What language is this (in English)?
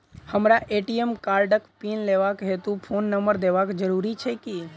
Maithili